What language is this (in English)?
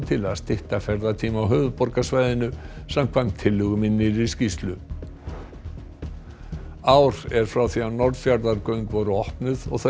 Icelandic